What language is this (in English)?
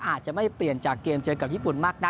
Thai